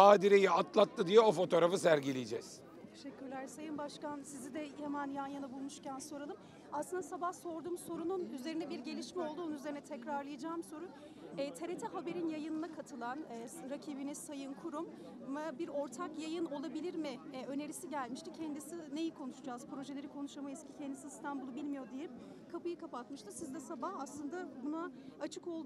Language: Turkish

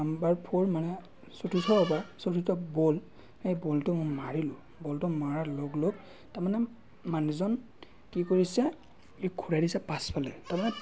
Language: Assamese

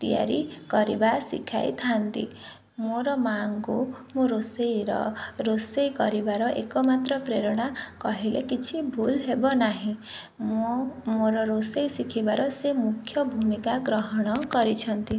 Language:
Odia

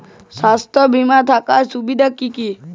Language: Bangla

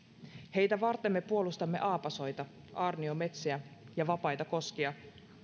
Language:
Finnish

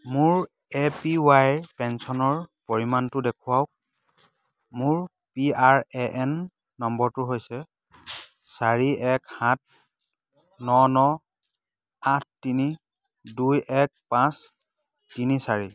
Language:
Assamese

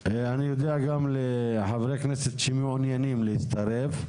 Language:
Hebrew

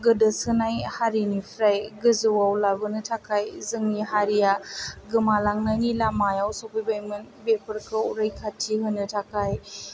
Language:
Bodo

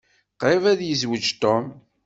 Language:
Kabyle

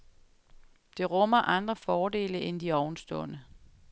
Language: Danish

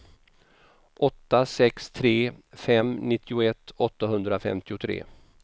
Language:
Swedish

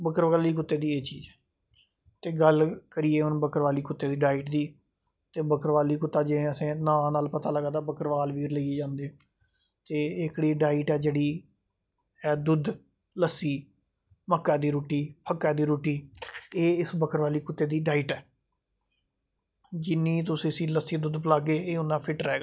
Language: Dogri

